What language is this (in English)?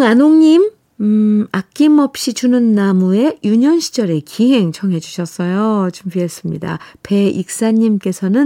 Korean